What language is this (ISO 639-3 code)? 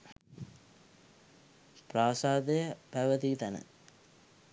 sin